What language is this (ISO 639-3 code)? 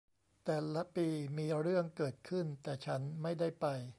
tha